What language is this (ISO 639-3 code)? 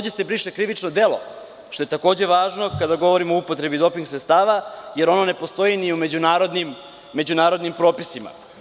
srp